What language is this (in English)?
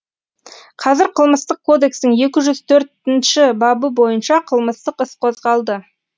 Kazakh